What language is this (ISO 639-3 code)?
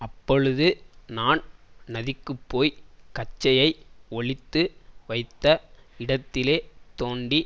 tam